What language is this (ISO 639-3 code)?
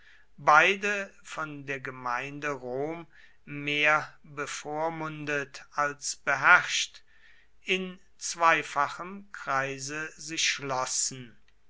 deu